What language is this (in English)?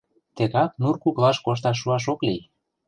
Mari